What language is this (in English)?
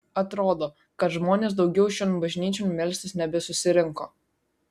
Lithuanian